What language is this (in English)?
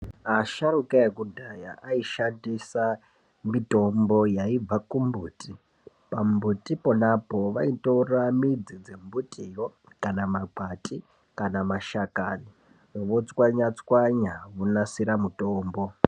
Ndau